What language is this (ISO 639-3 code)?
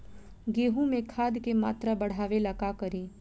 bho